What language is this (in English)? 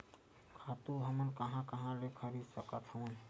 Chhattisgarhi